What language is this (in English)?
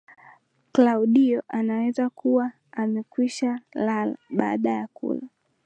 Swahili